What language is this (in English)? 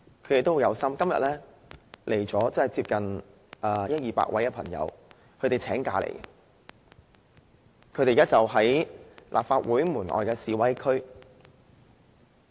Cantonese